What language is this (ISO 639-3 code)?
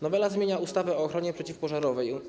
pol